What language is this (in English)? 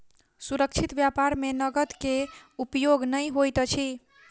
Maithili